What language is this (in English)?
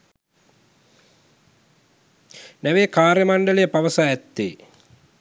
Sinhala